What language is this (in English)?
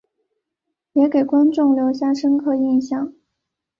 Chinese